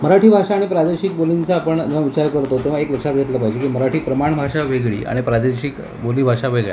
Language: Marathi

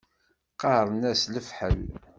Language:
Kabyle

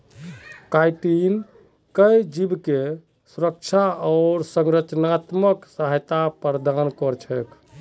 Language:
Magahi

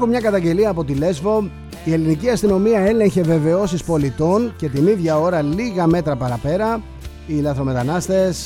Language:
Greek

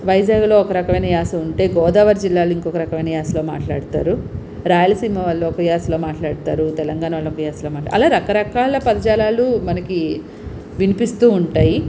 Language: Telugu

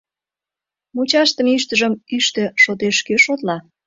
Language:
Mari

